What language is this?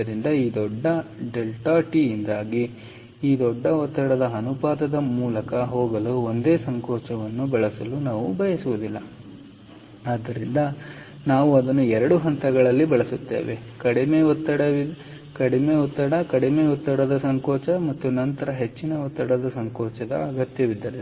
Kannada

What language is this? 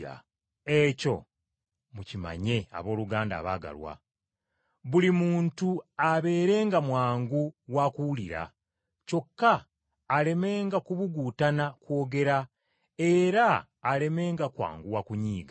Ganda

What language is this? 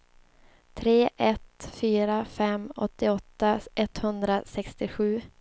Swedish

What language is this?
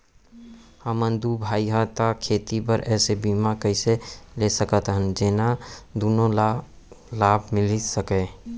Chhattisgarhi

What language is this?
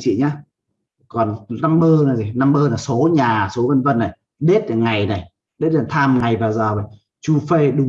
Vietnamese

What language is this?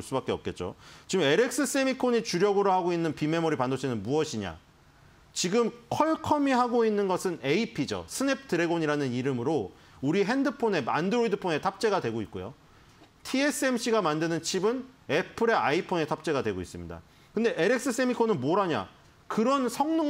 Korean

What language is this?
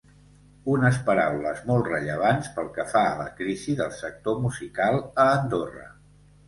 Catalan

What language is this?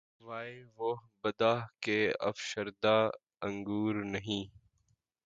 Urdu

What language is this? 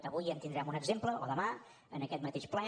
Catalan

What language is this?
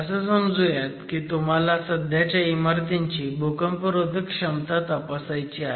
Marathi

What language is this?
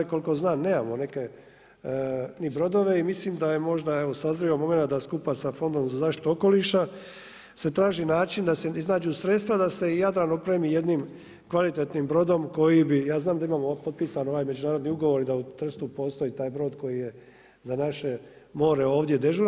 Croatian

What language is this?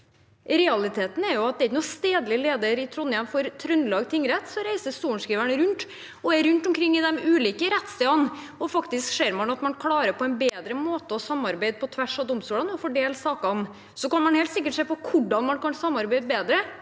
Norwegian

